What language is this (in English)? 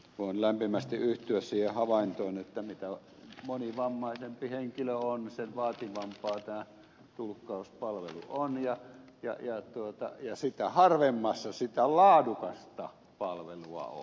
Finnish